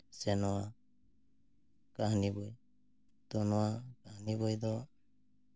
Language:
Santali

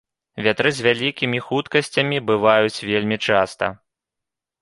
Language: Belarusian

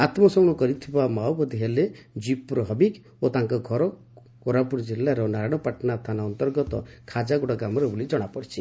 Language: Odia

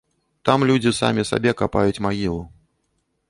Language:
Belarusian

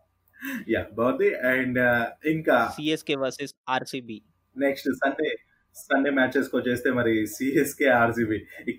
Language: Telugu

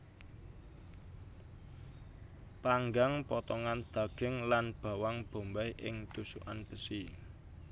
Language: Javanese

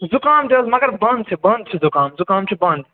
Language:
Kashmiri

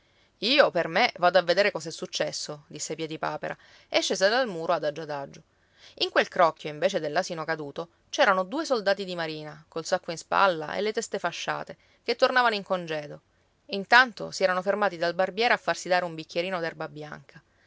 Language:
Italian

